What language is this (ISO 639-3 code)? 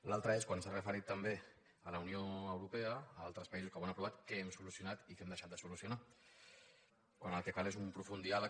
cat